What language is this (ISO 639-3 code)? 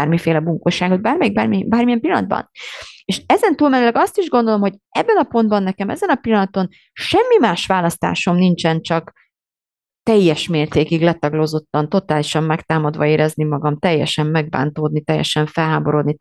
hun